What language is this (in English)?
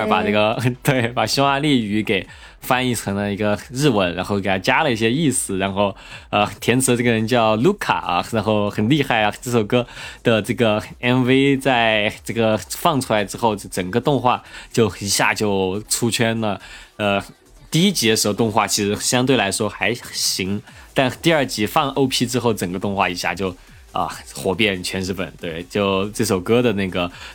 Chinese